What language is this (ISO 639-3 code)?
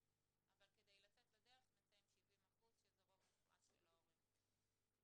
heb